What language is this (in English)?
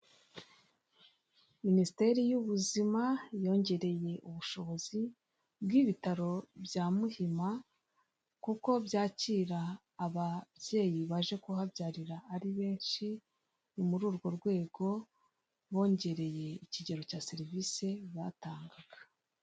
Kinyarwanda